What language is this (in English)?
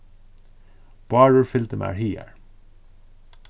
Faroese